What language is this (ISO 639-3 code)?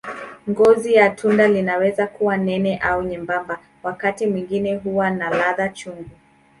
swa